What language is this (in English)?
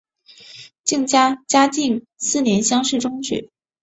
Chinese